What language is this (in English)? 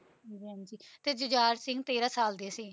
Punjabi